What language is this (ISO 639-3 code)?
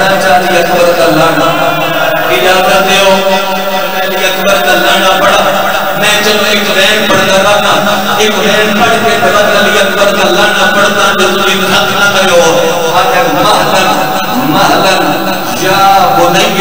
ara